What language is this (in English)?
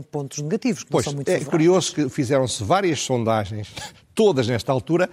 Portuguese